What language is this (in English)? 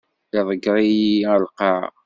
Kabyle